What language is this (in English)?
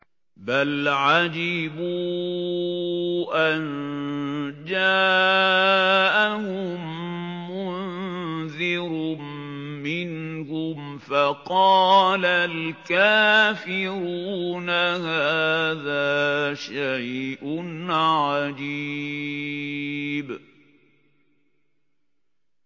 Arabic